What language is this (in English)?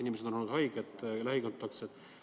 Estonian